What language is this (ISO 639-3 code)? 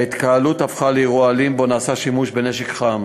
heb